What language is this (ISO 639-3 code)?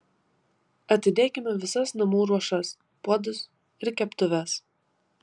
lit